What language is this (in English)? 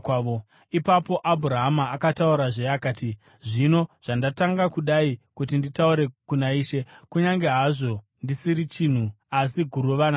Shona